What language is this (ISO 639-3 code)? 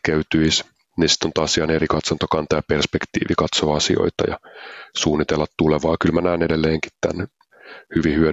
fin